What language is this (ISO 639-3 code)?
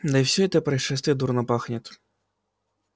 rus